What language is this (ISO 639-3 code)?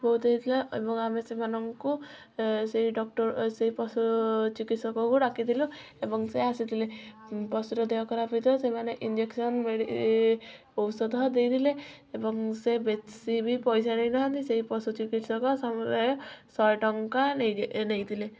ori